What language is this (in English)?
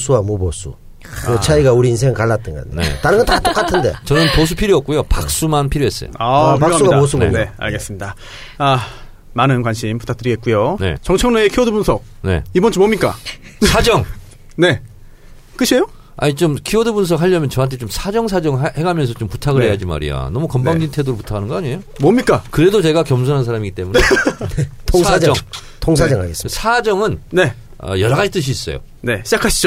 Korean